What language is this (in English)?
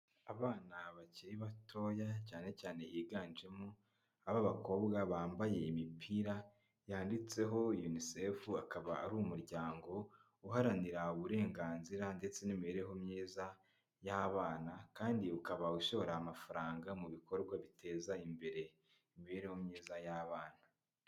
Kinyarwanda